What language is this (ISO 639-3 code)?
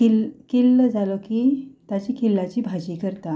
kok